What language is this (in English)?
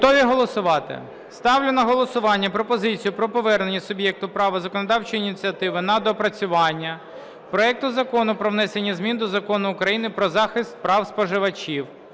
Ukrainian